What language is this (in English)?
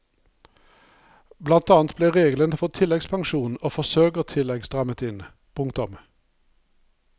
Norwegian